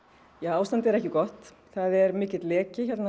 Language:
Icelandic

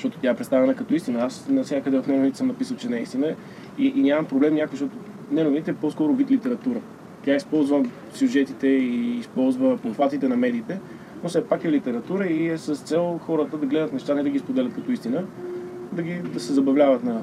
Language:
Bulgarian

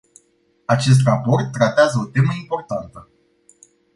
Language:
Romanian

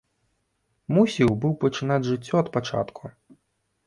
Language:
Belarusian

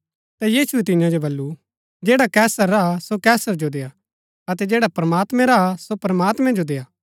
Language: Gaddi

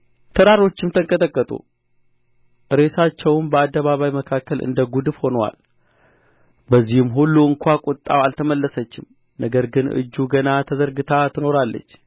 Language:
Amharic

